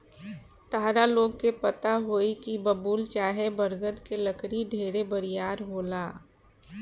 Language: Bhojpuri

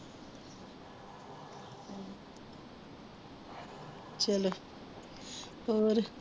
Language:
Punjabi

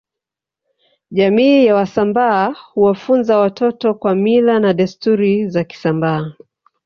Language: Swahili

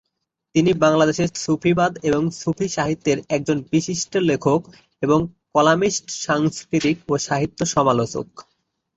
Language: Bangla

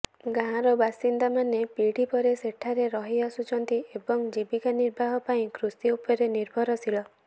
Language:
Odia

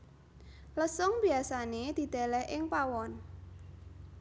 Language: Javanese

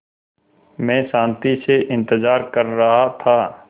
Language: Hindi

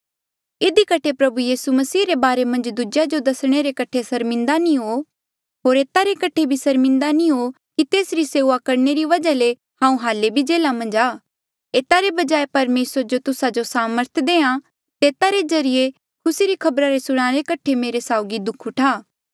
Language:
Mandeali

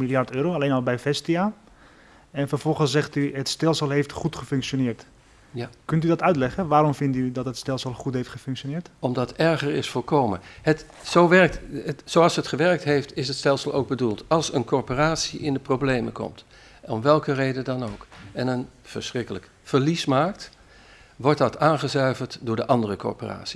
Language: Dutch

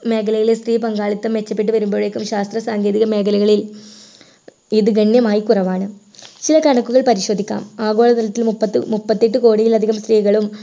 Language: Malayalam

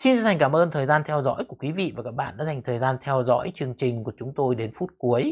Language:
Vietnamese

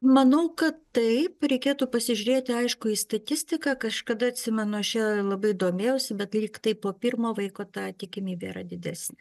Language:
Lithuanian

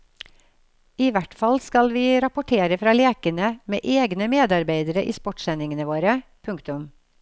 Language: Norwegian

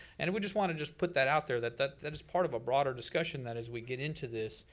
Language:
English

